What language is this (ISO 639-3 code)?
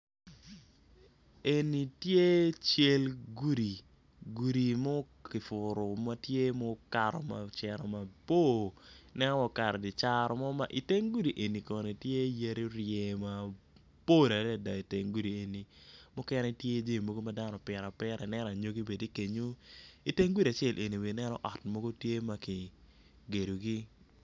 ach